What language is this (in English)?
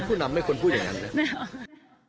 Thai